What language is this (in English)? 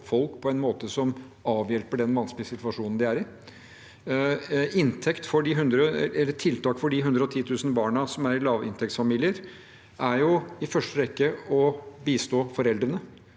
Norwegian